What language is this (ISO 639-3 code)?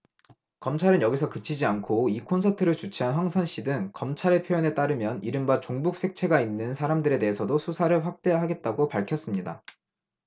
kor